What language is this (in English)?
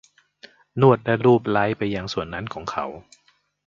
Thai